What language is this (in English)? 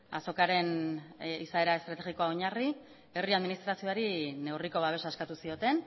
Basque